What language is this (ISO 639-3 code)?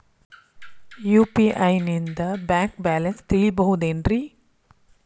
kan